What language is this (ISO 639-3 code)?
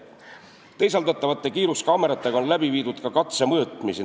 est